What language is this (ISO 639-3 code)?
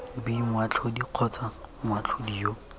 tsn